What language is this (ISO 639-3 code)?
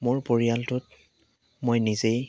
asm